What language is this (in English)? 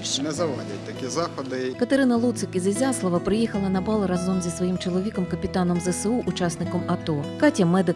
Ukrainian